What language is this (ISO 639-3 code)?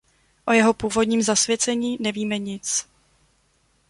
ces